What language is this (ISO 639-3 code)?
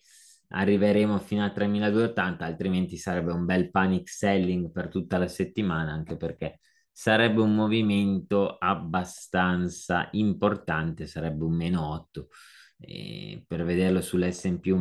ita